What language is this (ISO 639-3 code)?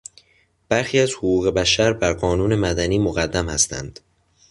fas